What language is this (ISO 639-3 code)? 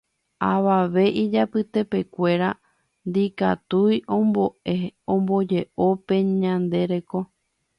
grn